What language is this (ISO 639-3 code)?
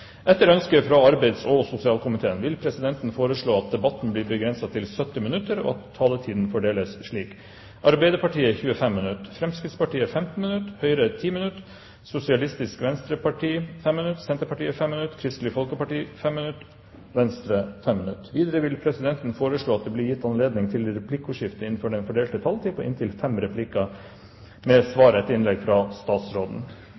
nob